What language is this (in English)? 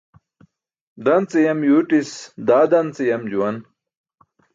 Burushaski